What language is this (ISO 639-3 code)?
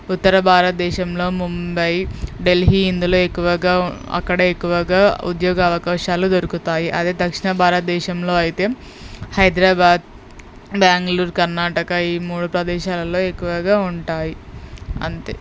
tel